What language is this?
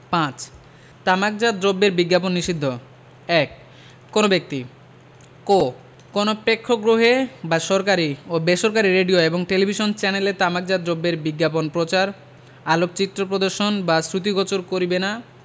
Bangla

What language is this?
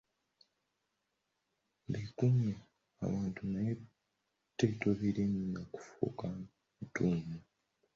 Ganda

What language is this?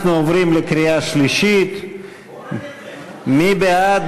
Hebrew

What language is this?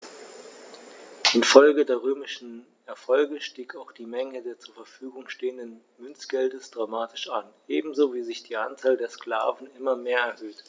German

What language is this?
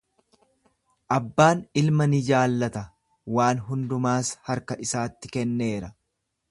Oromo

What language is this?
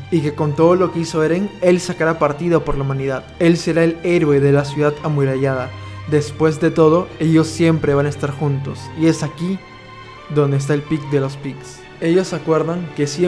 Spanish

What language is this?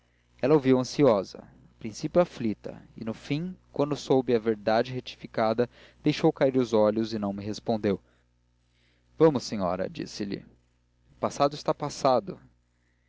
Portuguese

